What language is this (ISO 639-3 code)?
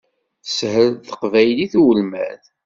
kab